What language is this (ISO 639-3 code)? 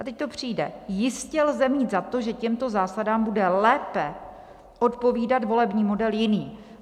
ces